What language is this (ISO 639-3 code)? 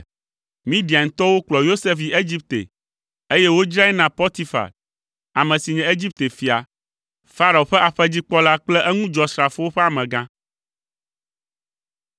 ewe